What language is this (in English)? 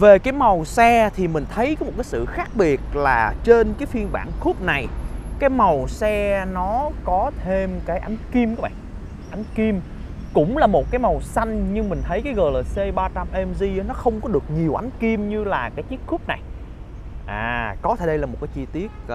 Vietnamese